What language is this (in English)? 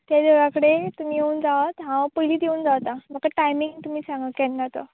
Konkani